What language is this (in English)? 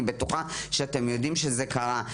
Hebrew